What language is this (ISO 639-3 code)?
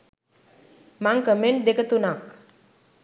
sin